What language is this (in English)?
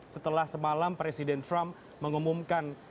Indonesian